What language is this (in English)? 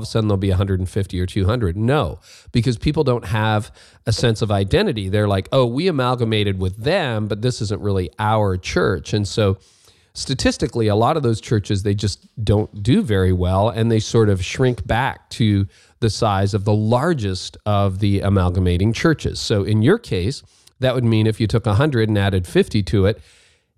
English